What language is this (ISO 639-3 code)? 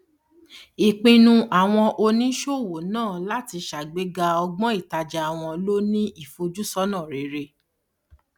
yor